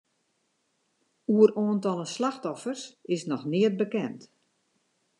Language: Western Frisian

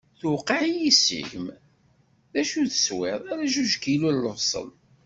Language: Kabyle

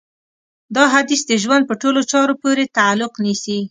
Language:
Pashto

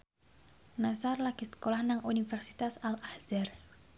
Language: Javanese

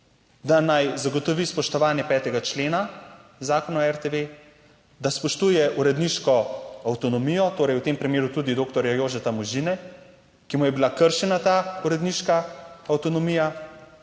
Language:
Slovenian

